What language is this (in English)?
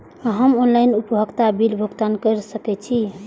Maithili